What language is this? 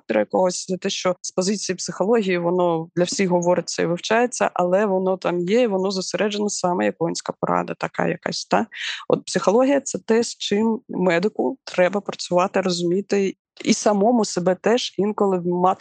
Ukrainian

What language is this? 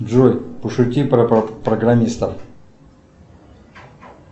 Russian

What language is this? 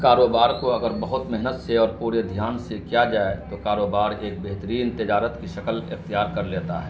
Urdu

